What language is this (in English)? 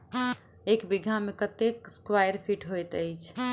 Maithili